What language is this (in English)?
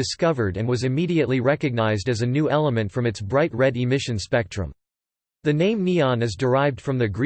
English